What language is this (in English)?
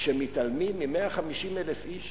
Hebrew